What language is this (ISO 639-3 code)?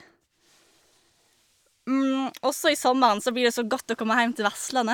nor